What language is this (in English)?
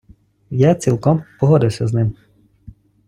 Ukrainian